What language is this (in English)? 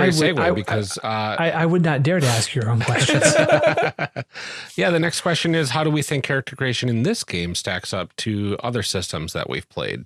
English